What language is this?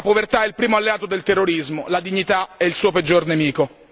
Italian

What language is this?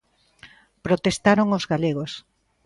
Galician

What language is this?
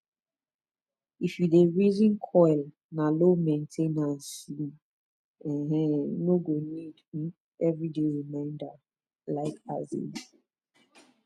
Nigerian Pidgin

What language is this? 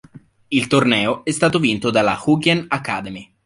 Italian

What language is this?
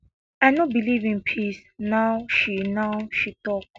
Nigerian Pidgin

